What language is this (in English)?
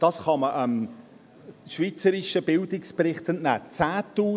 Swiss German